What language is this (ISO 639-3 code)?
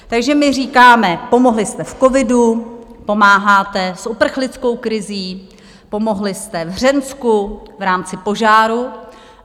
ces